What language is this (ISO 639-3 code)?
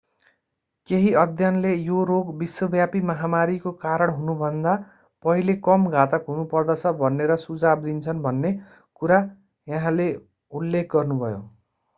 nep